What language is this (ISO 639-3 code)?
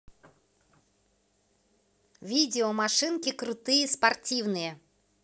rus